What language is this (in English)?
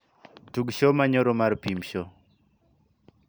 Luo (Kenya and Tanzania)